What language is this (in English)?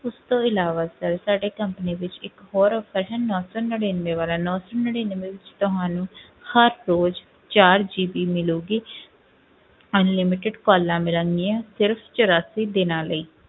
Punjabi